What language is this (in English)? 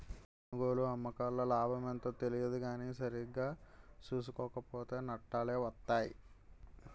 Telugu